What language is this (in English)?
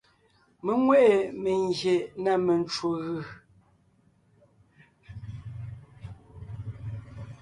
Ngiemboon